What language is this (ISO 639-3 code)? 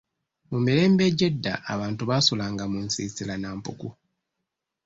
lug